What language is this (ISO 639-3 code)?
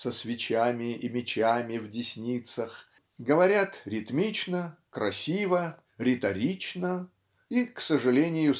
rus